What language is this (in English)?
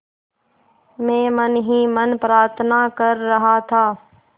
Hindi